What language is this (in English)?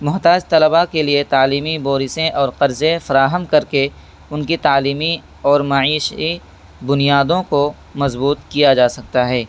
Urdu